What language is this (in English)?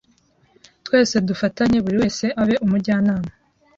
Kinyarwanda